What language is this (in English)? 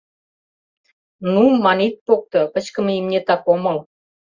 Mari